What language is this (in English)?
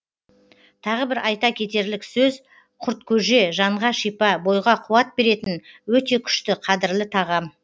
Kazakh